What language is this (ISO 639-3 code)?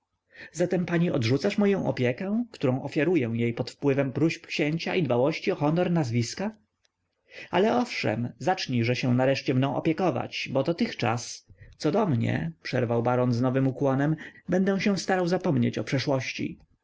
pol